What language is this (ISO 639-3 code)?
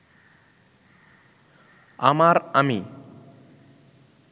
ben